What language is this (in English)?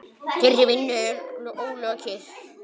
Icelandic